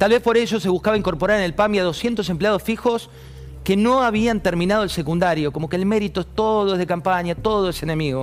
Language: Spanish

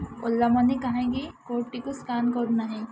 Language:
Odia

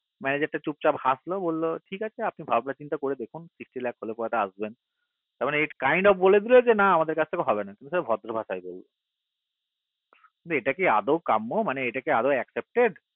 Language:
Bangla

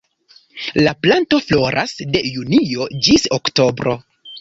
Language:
Esperanto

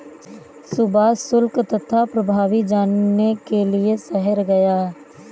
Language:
Hindi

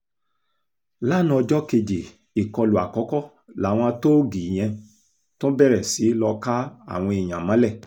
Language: Yoruba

